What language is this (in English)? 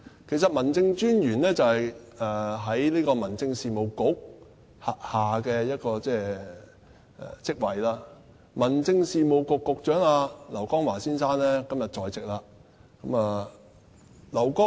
Cantonese